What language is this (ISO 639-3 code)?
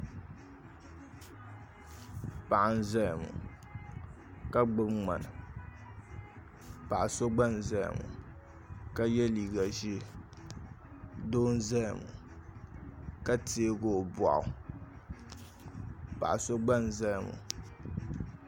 dag